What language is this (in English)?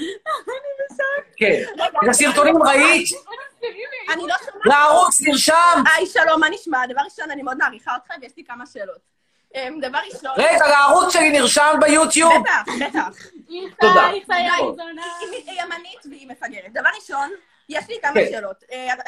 Hebrew